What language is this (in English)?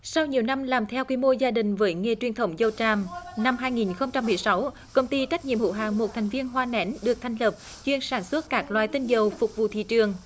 Vietnamese